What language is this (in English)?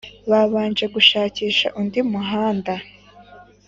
Kinyarwanda